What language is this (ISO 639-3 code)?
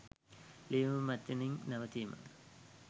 sin